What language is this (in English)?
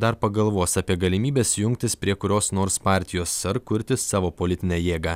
Lithuanian